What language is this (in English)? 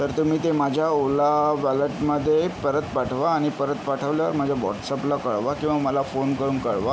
Marathi